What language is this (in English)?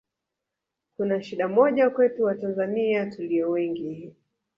Swahili